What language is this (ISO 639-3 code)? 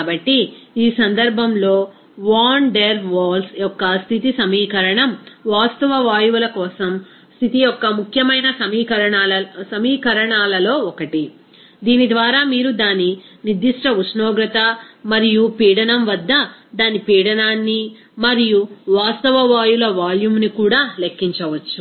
tel